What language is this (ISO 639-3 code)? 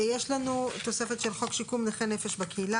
heb